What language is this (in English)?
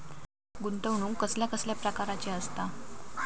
Marathi